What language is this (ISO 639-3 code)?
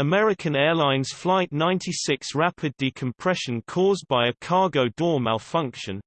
eng